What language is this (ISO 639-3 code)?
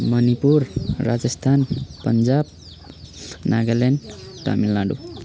nep